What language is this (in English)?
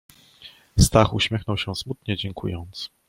Polish